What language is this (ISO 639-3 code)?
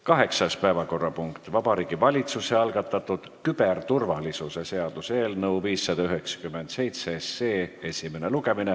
est